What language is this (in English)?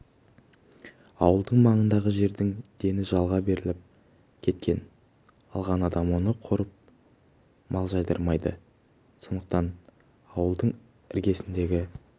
Kazakh